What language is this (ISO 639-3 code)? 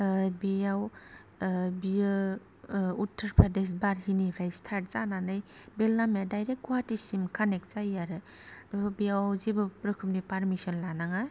brx